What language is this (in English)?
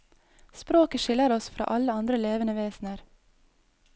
Norwegian